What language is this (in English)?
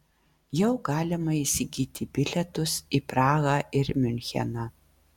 Lithuanian